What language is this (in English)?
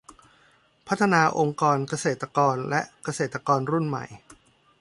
Thai